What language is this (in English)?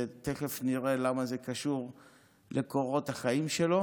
Hebrew